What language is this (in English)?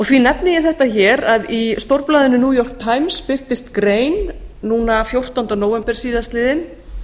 Icelandic